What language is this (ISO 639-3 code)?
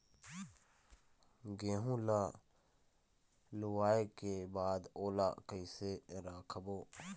hne